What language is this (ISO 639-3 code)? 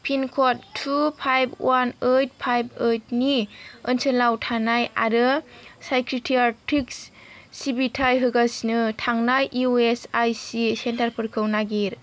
brx